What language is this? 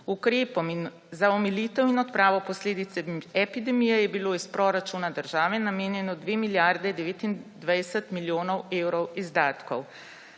Slovenian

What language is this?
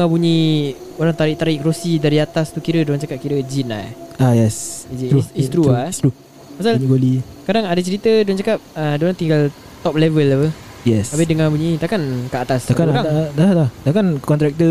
Malay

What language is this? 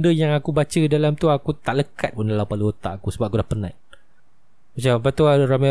Malay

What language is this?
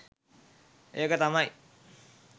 Sinhala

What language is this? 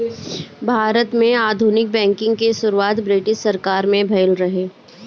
Bhojpuri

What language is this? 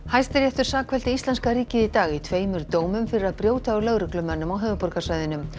Icelandic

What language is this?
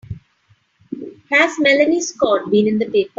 English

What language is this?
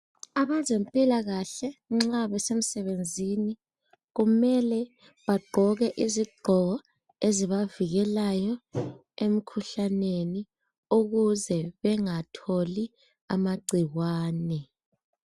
North Ndebele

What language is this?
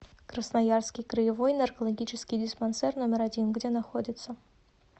Russian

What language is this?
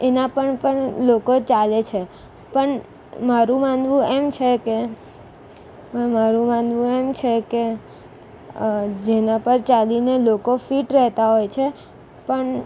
Gujarati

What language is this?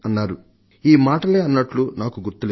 Telugu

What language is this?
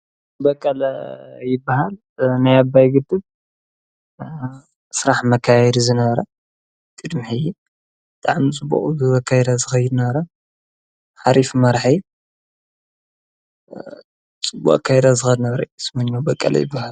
Tigrinya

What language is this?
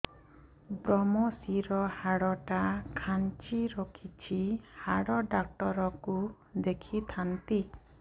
Odia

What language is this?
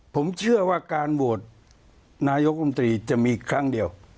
Thai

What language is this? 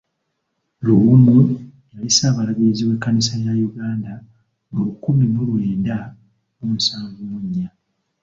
Ganda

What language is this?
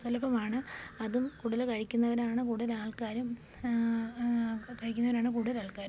Malayalam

